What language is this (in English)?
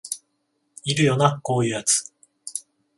Japanese